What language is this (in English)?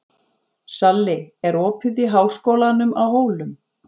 Icelandic